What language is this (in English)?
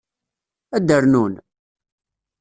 Kabyle